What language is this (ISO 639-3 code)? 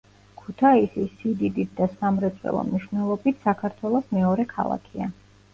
kat